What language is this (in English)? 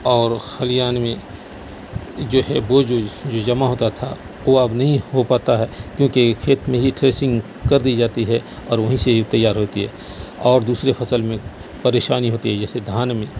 Urdu